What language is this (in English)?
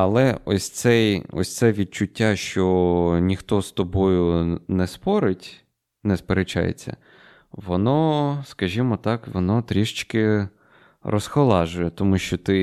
Ukrainian